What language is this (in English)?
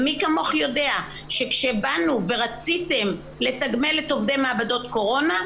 Hebrew